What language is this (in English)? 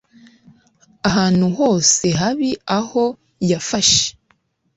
Kinyarwanda